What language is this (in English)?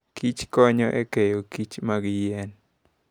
Luo (Kenya and Tanzania)